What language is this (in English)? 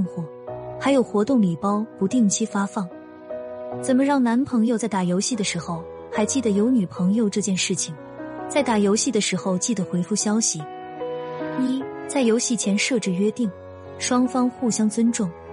Chinese